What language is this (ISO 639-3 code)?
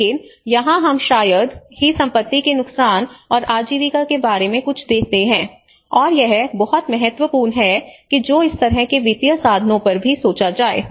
hin